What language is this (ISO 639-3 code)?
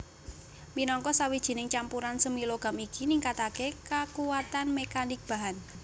jav